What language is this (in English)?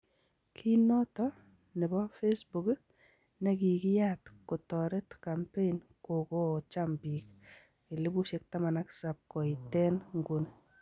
Kalenjin